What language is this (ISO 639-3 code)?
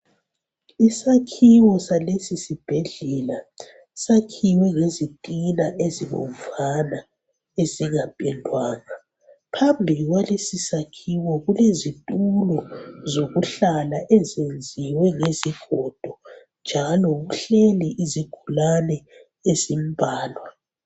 nde